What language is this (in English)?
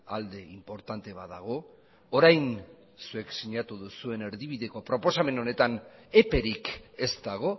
Basque